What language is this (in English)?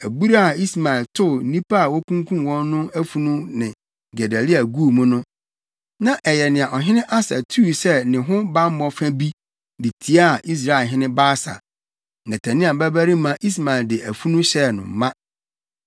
Akan